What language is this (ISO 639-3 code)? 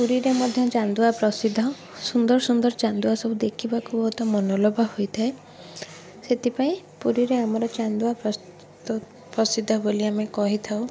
ori